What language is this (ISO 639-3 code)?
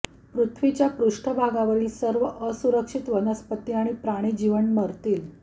mar